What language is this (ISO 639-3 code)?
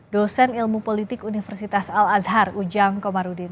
ind